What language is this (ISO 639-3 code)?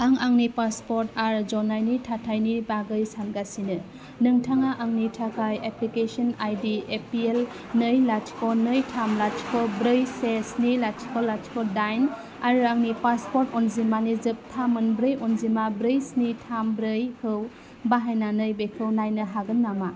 brx